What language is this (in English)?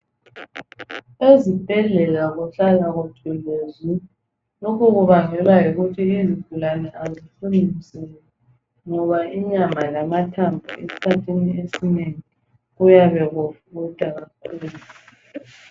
North Ndebele